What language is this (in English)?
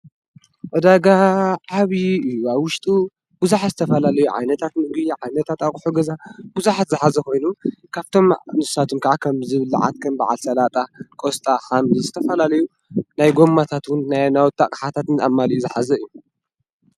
Tigrinya